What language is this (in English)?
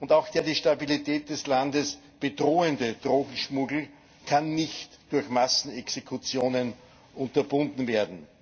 German